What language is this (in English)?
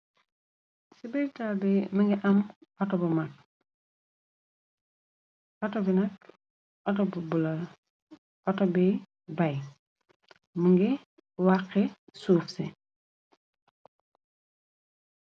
Wolof